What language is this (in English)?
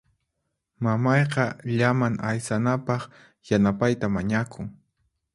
Puno Quechua